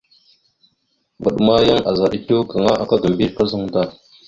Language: Mada (Cameroon)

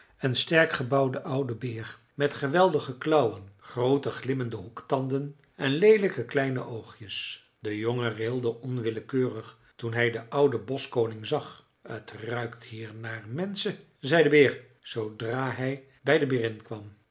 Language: Dutch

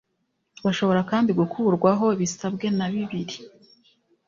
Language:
Kinyarwanda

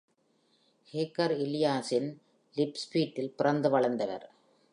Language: Tamil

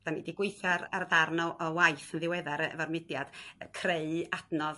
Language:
Welsh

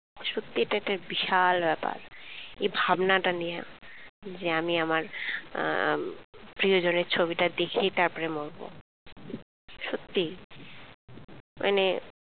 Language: Bangla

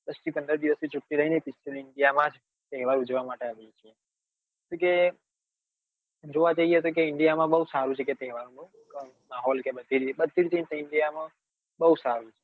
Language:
Gujarati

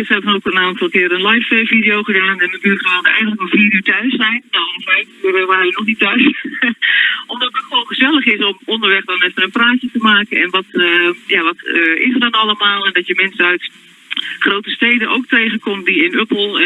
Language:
Dutch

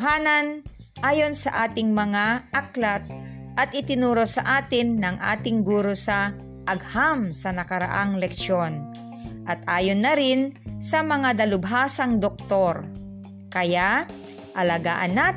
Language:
Filipino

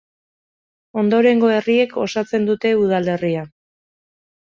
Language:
Basque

